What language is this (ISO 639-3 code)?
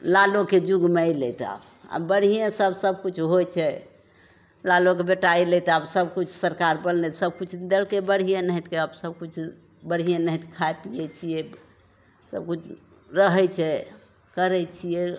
mai